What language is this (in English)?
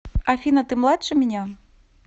Russian